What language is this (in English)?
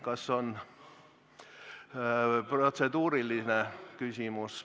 Estonian